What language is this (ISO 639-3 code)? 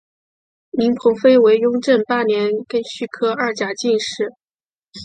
zho